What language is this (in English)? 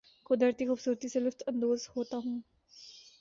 Urdu